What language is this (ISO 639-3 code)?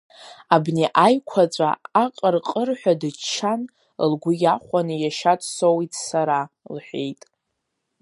abk